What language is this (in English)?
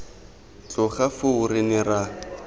Tswana